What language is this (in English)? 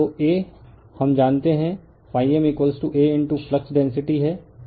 Hindi